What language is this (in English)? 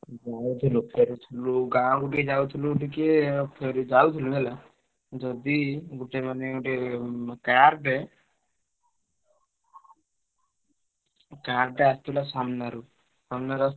Odia